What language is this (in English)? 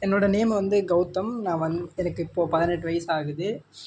Tamil